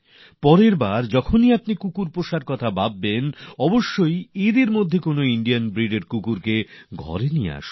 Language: Bangla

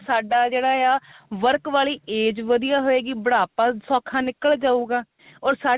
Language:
Punjabi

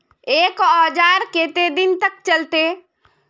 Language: Magahi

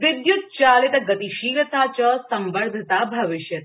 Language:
Sanskrit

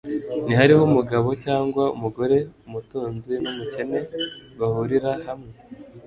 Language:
Kinyarwanda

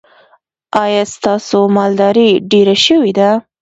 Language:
Pashto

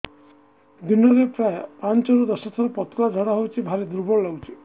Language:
Odia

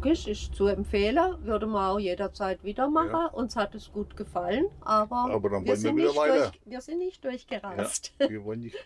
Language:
German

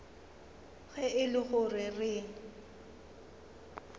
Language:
Northern Sotho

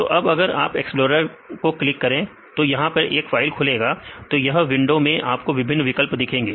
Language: Hindi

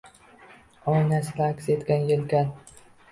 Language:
Uzbek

